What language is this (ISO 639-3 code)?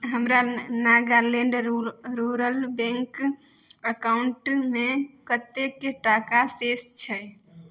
mai